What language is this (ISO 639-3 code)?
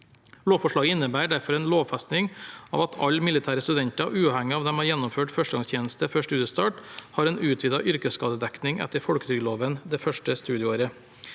nor